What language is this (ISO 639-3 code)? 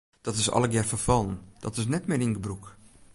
fry